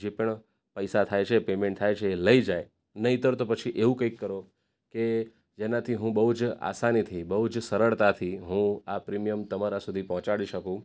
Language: Gujarati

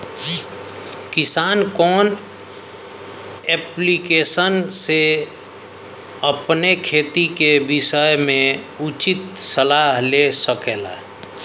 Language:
Bhojpuri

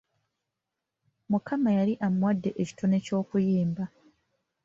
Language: Ganda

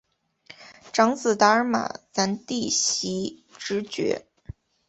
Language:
Chinese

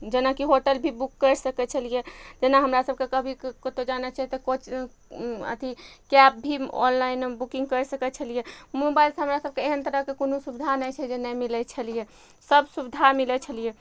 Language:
Maithili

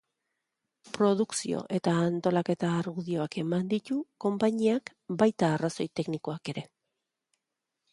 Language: Basque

